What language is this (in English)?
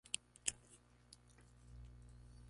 Spanish